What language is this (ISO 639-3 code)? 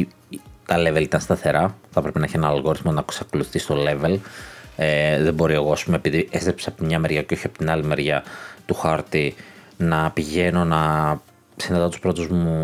ell